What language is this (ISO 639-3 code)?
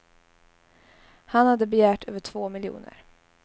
swe